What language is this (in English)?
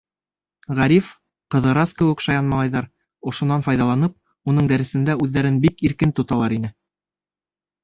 Bashkir